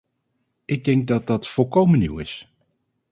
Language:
Dutch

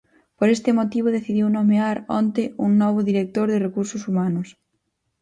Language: Galician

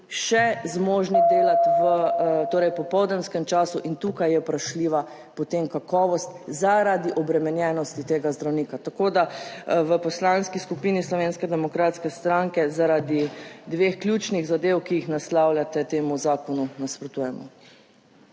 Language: Slovenian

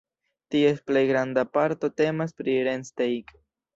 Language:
Esperanto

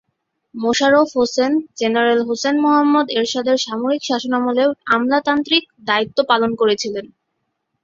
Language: Bangla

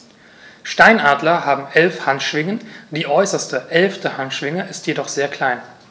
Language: German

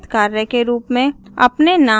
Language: Hindi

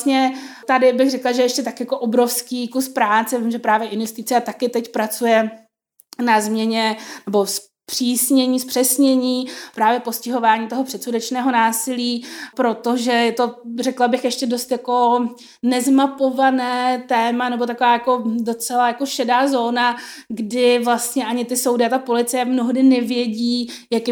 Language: Czech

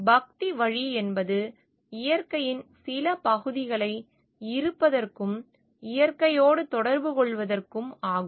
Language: Tamil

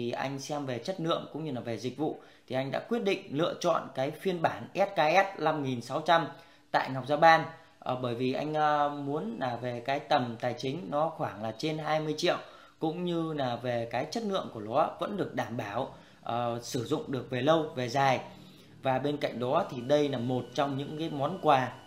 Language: Vietnamese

